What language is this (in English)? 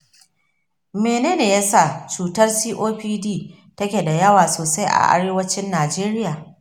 Hausa